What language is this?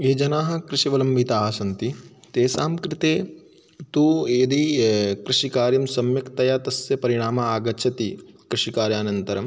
Sanskrit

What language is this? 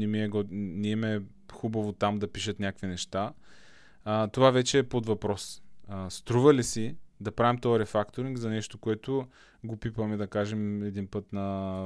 Bulgarian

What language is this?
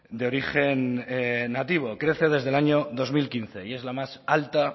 Spanish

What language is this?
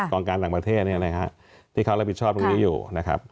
Thai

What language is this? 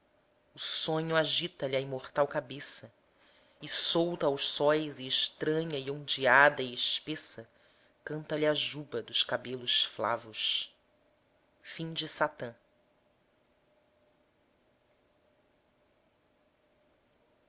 Portuguese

